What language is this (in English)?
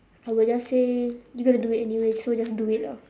English